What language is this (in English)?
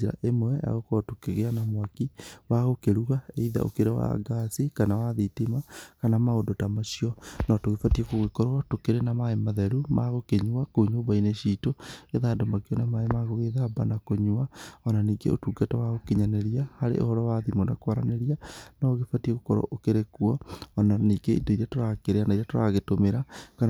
Kikuyu